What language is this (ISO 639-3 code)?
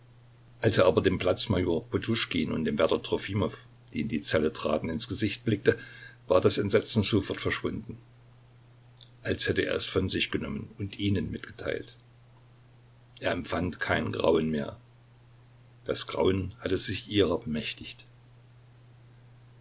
deu